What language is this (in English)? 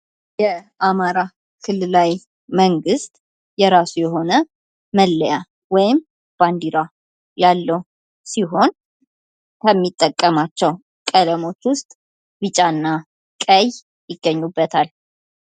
Amharic